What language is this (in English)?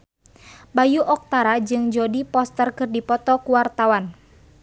Sundanese